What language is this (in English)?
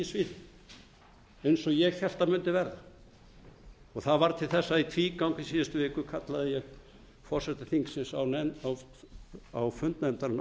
Icelandic